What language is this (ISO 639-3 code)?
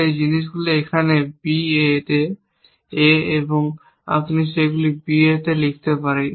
ben